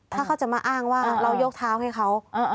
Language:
Thai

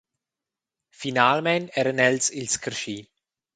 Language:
Romansh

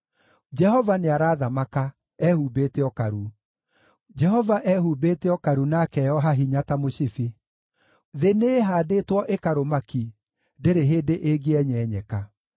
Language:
Kikuyu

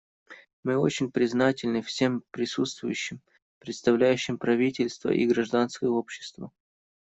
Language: Russian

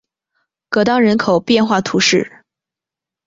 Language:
Chinese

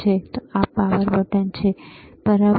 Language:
Gujarati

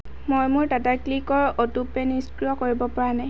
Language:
Assamese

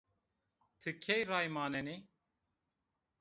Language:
Zaza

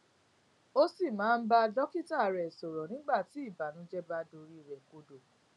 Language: Yoruba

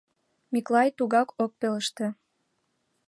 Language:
Mari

